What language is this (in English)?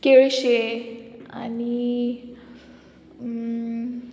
Konkani